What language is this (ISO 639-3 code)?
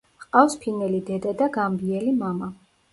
kat